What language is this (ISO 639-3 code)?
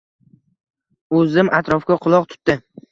uzb